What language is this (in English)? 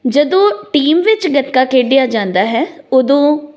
Punjabi